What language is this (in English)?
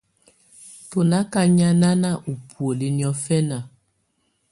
Tunen